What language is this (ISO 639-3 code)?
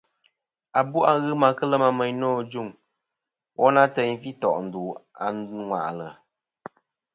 bkm